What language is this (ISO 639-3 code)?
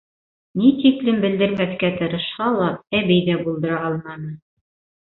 bak